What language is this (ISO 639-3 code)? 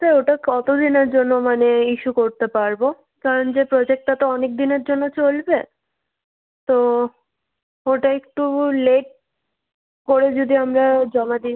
ben